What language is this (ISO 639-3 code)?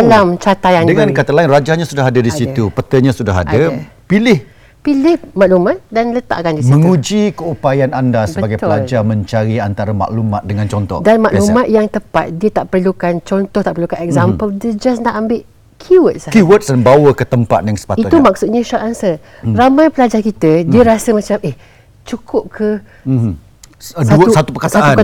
msa